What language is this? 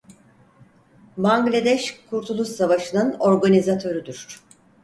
Turkish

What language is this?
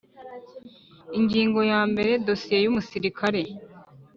Kinyarwanda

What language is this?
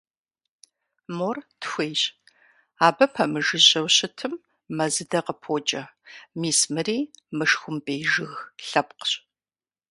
Kabardian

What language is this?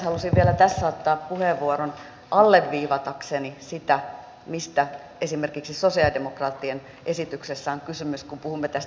Finnish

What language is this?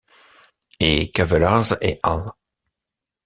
French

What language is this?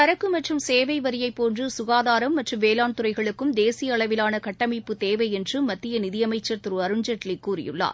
Tamil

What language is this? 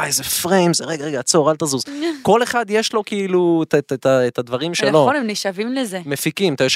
Hebrew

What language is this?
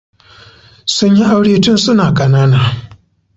Hausa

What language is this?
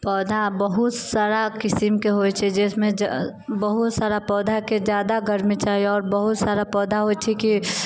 Maithili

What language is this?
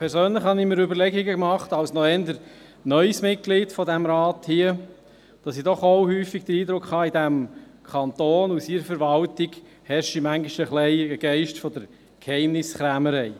Swiss German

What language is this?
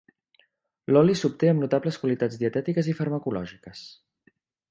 Catalan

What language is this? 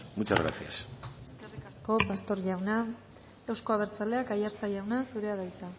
Basque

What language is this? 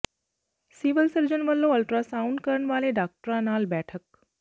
Punjabi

